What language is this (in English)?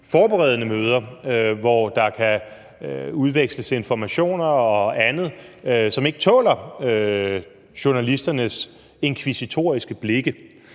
Danish